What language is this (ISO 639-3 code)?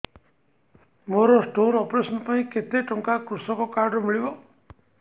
ori